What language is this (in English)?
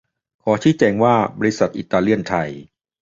Thai